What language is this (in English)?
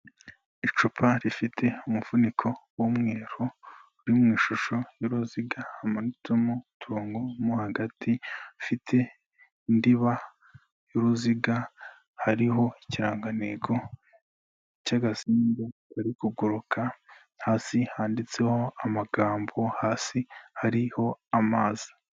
Kinyarwanda